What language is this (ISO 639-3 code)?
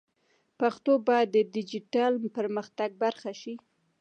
pus